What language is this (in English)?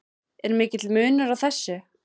Icelandic